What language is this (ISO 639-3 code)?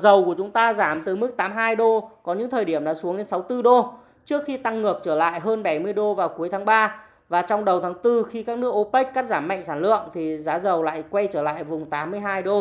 vie